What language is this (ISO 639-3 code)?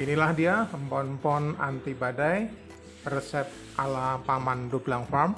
ind